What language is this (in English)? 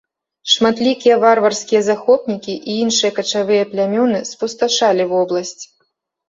Belarusian